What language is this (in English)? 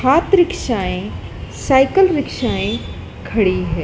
Hindi